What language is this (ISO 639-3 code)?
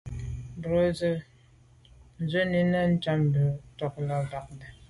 byv